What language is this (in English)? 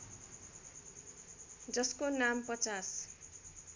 Nepali